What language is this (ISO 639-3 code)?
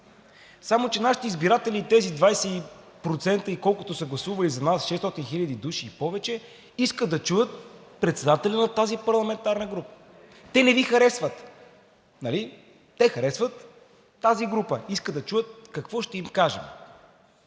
bul